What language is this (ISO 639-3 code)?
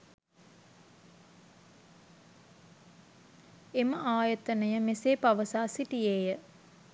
sin